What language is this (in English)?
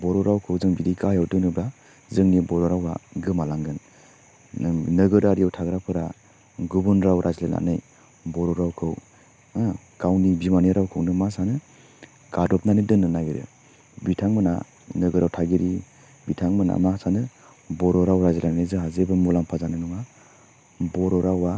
Bodo